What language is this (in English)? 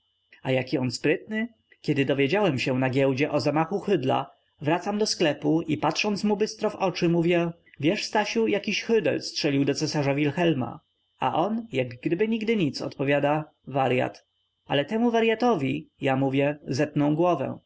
Polish